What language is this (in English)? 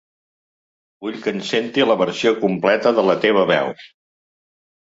Catalan